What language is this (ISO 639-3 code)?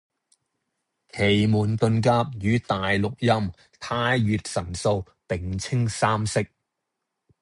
yue